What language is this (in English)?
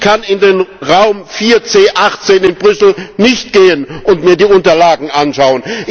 German